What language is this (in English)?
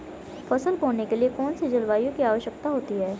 Hindi